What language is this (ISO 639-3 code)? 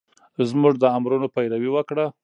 pus